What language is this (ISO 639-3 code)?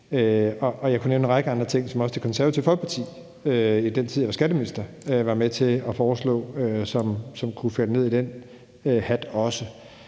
dan